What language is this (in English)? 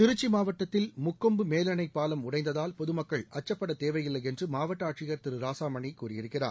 Tamil